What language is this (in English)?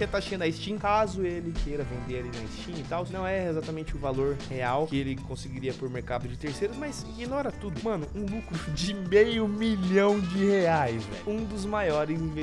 Portuguese